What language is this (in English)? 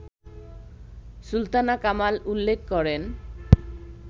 Bangla